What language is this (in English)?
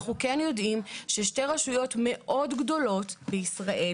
Hebrew